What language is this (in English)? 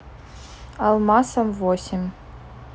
Russian